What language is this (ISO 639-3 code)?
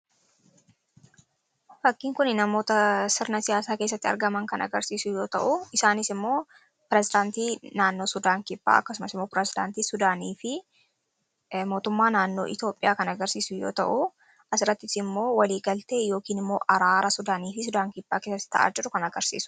orm